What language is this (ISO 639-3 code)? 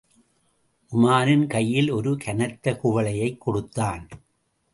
tam